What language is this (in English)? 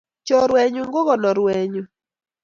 Kalenjin